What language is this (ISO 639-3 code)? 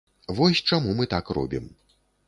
bel